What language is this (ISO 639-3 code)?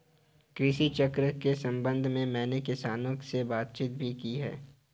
hin